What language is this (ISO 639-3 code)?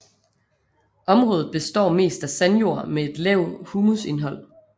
dan